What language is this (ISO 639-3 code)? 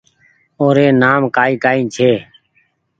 gig